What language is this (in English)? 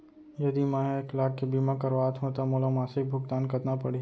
Chhattisgarhi